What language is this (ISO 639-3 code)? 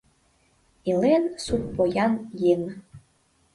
chm